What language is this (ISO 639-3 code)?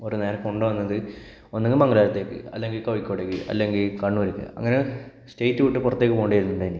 mal